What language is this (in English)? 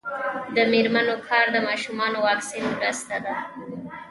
Pashto